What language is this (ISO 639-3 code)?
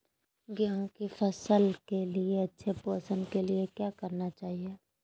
mag